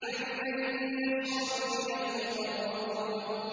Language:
Arabic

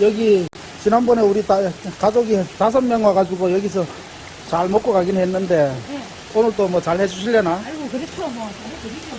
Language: Korean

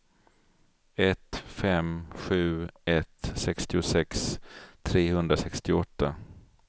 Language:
Swedish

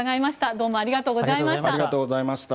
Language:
Japanese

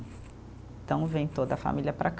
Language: Portuguese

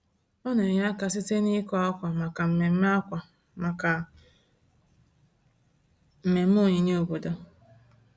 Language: Igbo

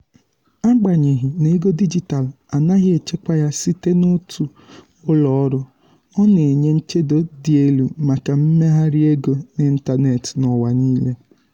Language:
Igbo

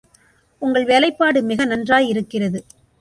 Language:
Tamil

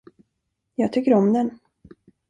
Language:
Swedish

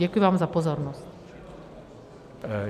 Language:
Czech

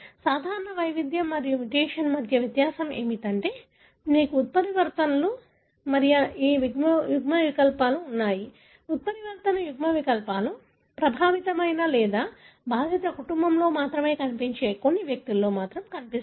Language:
Telugu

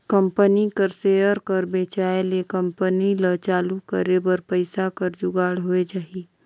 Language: Chhattisgarhi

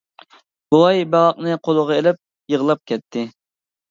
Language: Uyghur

